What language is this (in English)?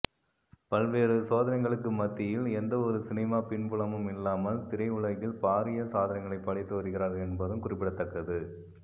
Tamil